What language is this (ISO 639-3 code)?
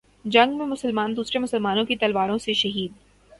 urd